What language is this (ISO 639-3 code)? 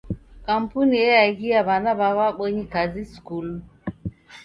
dav